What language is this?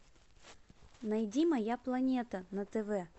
Russian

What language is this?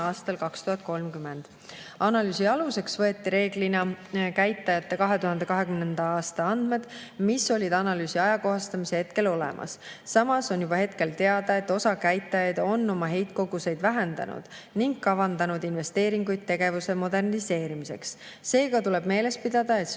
Estonian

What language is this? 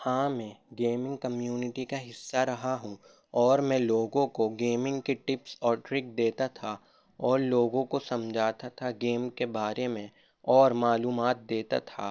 Urdu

